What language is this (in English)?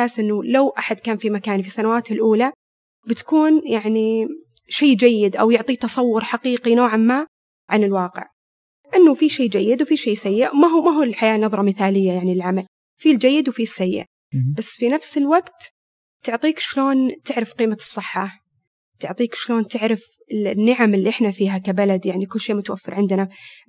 Arabic